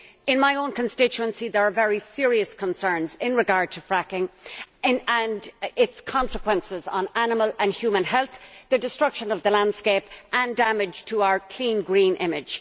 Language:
English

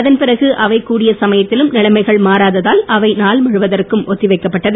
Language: Tamil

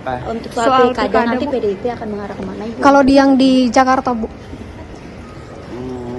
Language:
Indonesian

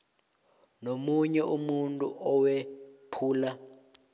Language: South Ndebele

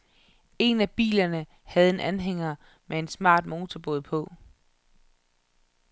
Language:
Danish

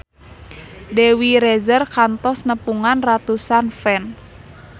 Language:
Sundanese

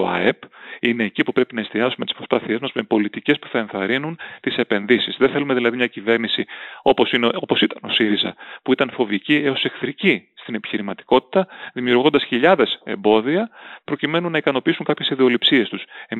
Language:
Greek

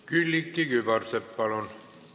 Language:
Estonian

